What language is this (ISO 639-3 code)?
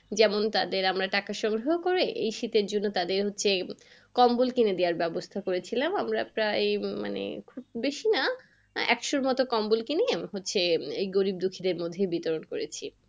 ben